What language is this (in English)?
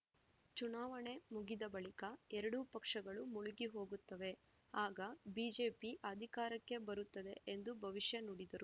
Kannada